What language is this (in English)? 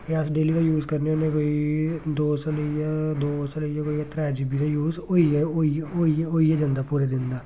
Dogri